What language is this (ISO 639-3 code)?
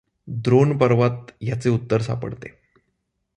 mar